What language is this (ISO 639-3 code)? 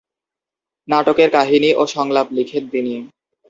ben